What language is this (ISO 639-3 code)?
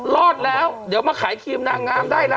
tha